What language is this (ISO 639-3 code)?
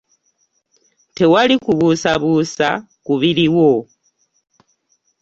lug